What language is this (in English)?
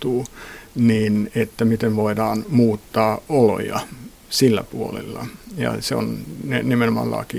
Finnish